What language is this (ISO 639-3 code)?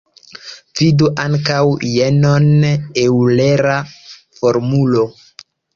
epo